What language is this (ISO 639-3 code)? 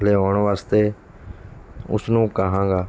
pan